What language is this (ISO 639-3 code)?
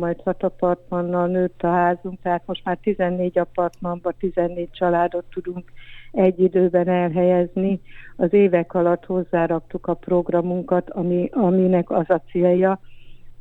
hun